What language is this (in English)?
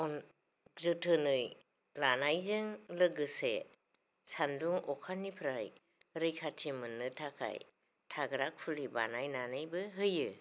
Bodo